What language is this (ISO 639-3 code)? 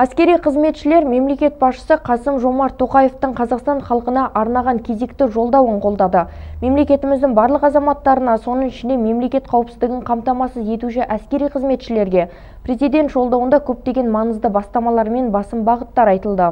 tur